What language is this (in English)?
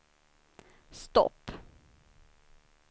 Swedish